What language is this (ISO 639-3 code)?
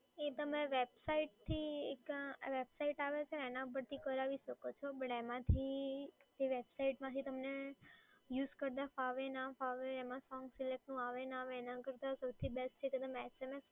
guj